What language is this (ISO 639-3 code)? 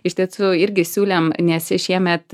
lit